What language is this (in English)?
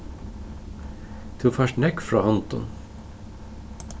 Faroese